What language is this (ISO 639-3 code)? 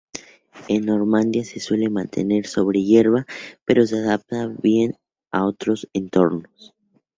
spa